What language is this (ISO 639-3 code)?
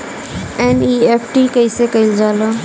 bho